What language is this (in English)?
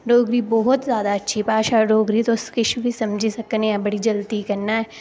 Dogri